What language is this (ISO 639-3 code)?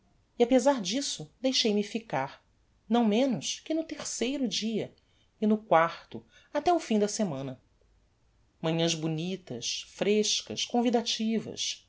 por